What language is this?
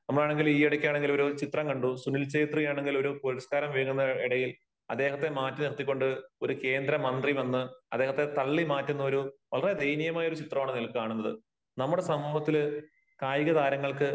Malayalam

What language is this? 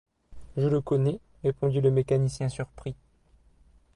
French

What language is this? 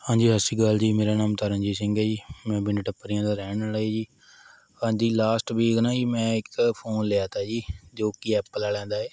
Punjabi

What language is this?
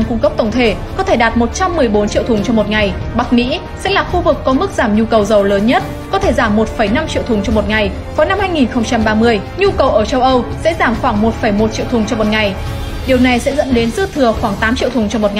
Vietnamese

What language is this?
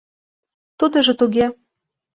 Mari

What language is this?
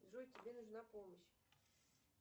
Russian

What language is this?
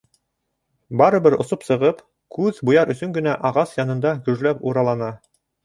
Bashkir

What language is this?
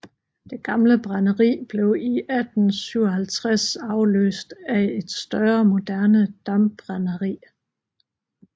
Danish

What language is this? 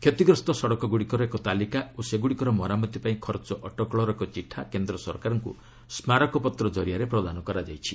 Odia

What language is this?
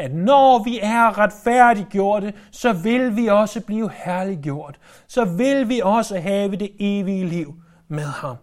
Danish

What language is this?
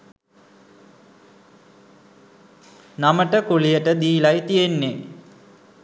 Sinhala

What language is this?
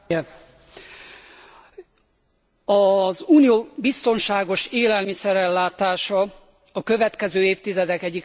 Hungarian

